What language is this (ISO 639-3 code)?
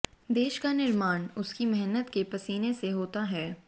hin